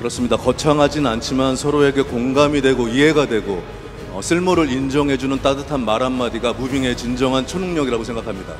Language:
Korean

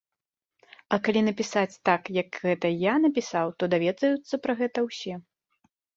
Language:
Belarusian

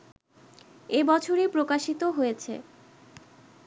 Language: Bangla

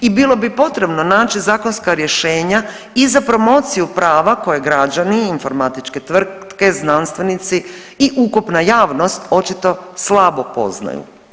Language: Croatian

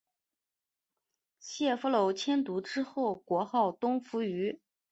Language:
Chinese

